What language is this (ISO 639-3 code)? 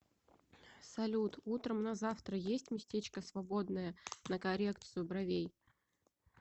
rus